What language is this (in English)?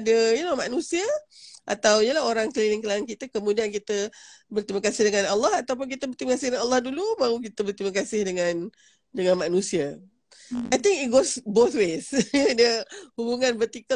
Malay